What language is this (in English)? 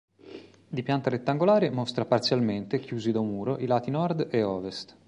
Italian